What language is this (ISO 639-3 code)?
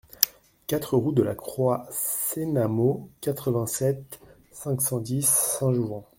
fra